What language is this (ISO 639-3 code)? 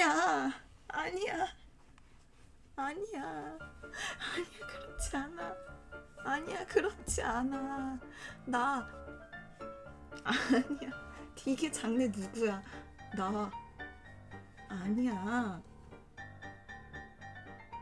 kor